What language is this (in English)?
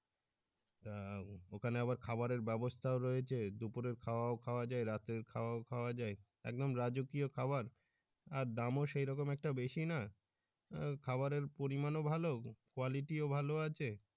Bangla